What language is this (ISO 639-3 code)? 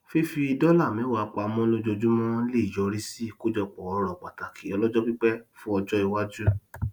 yor